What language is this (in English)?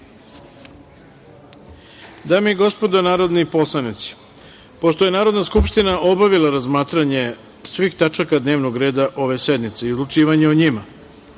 Serbian